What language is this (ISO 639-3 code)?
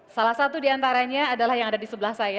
ind